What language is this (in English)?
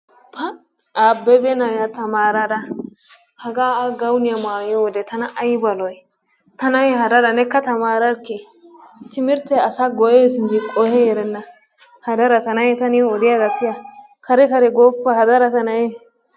Wolaytta